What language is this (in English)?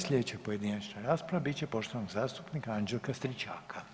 Croatian